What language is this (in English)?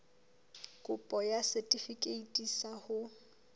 Southern Sotho